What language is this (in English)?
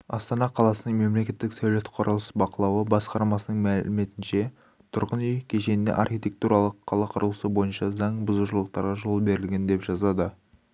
Kazakh